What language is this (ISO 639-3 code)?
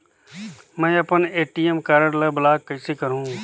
hne